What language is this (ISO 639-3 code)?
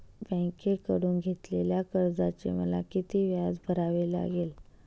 mar